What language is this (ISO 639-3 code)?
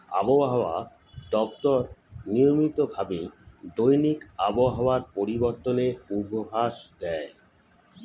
ben